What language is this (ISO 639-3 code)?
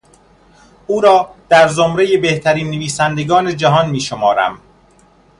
fas